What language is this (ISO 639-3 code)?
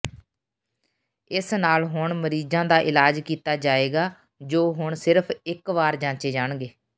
pan